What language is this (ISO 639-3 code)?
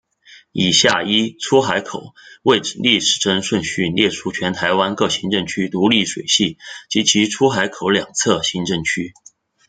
zho